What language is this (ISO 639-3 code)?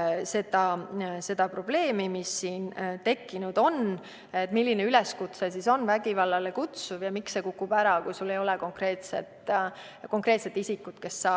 est